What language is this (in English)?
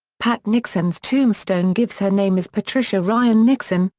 English